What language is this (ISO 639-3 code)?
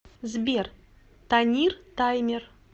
rus